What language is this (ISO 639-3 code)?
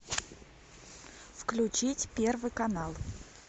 rus